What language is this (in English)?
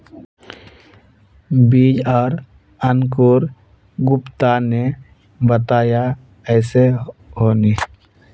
Magahi